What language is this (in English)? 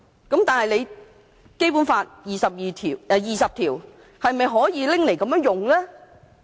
Cantonese